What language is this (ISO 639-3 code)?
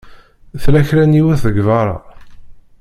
kab